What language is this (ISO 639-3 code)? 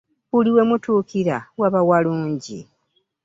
lug